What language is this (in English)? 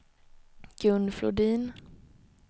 Swedish